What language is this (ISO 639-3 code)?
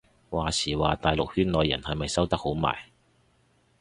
yue